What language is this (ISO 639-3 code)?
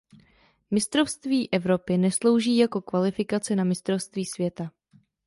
ces